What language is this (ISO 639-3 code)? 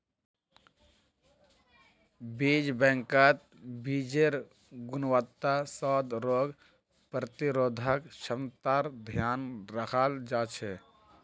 mag